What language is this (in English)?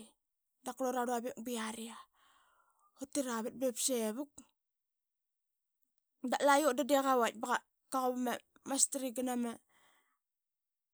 Qaqet